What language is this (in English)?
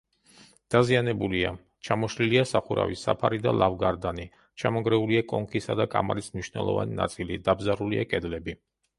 Georgian